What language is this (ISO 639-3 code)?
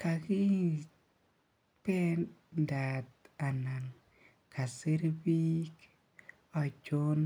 kln